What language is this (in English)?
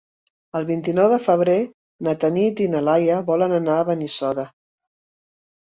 Catalan